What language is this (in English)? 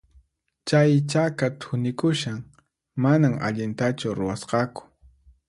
Puno Quechua